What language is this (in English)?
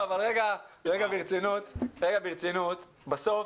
Hebrew